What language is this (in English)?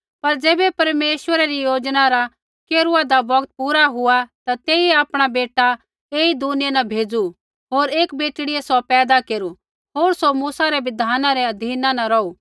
Kullu Pahari